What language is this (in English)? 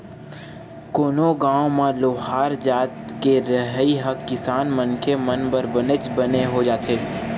Chhattisgarhi